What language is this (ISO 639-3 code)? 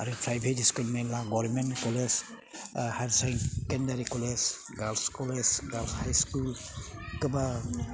brx